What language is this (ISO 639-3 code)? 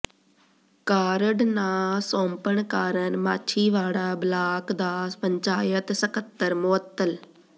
pan